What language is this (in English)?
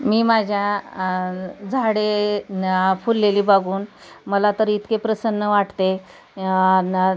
Marathi